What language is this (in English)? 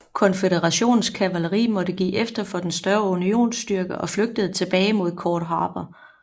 Danish